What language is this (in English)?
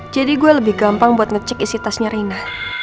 Indonesian